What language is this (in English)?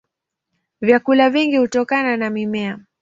Swahili